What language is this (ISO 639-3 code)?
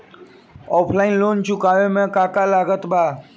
bho